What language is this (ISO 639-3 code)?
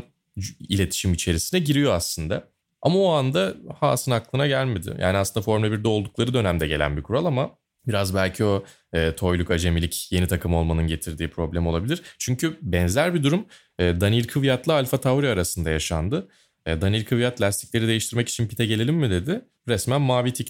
tur